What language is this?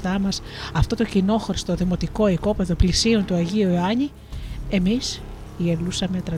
Greek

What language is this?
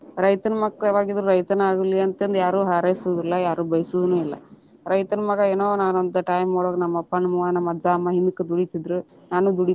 Kannada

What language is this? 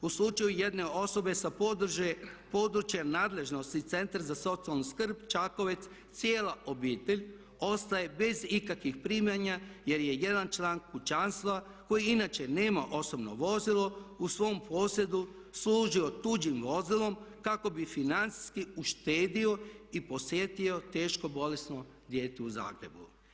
Croatian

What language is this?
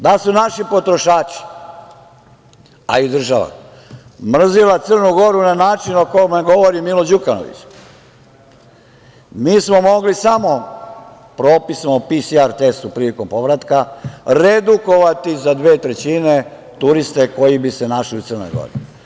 Serbian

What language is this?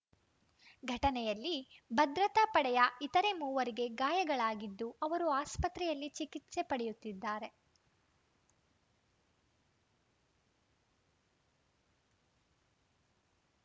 Kannada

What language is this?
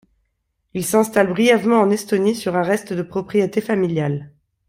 French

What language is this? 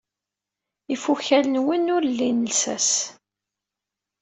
Kabyle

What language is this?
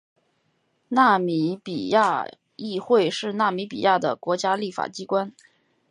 Chinese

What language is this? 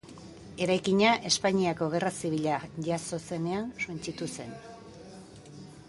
Basque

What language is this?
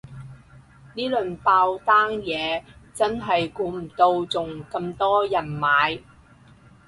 Cantonese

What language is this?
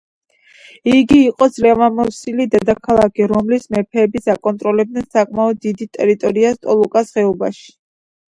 Georgian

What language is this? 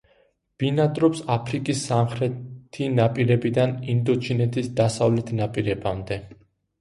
Georgian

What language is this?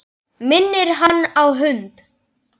Icelandic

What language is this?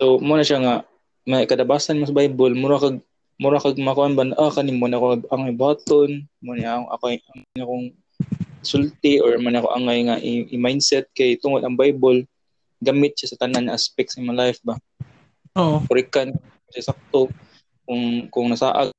Filipino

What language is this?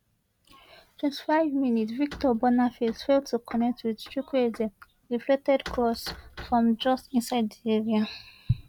Nigerian Pidgin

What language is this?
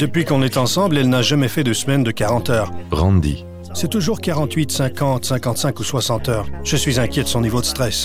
French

